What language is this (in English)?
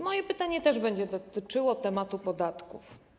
Polish